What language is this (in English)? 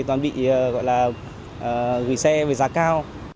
Vietnamese